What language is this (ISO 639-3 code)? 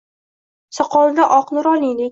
uzb